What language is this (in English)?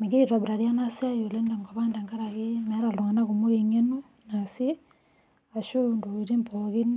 Masai